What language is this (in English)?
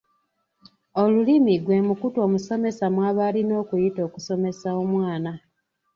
Ganda